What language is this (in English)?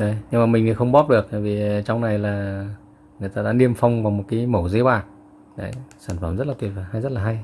Vietnamese